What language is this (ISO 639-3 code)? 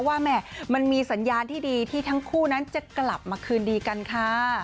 tha